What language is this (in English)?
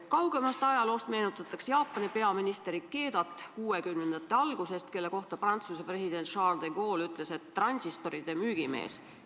Estonian